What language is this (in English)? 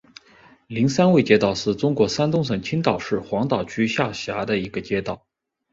Chinese